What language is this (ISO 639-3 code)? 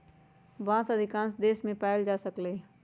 mag